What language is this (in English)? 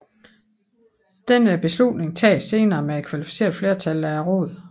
Danish